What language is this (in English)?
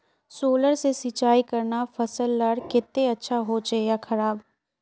Magahi